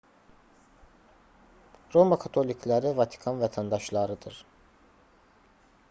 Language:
Azerbaijani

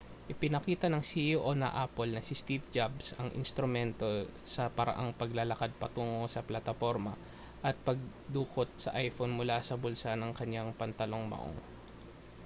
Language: Filipino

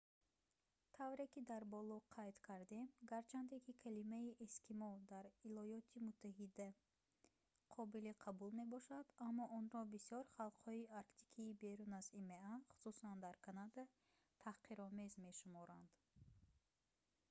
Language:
Tajik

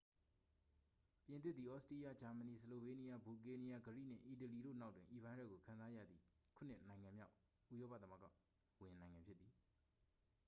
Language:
Burmese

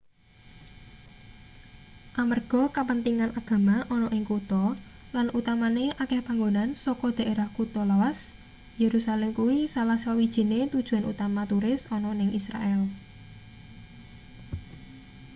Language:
Javanese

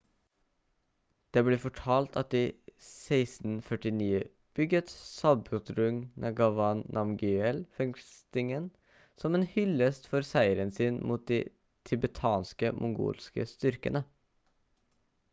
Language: Norwegian Bokmål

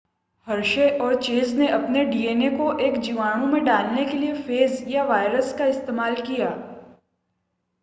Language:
Hindi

